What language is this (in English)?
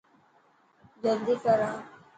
Dhatki